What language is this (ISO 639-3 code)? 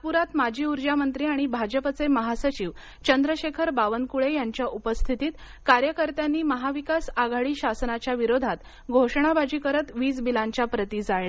mar